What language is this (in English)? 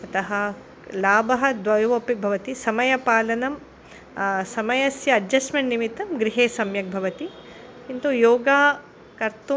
Sanskrit